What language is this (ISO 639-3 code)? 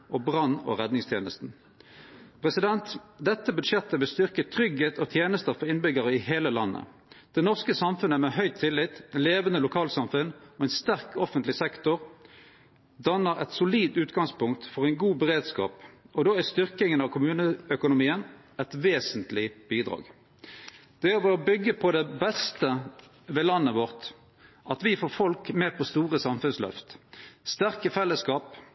nno